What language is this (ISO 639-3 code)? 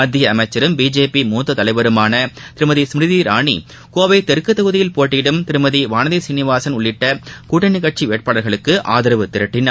tam